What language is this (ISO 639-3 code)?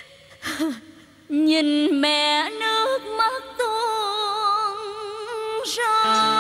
vie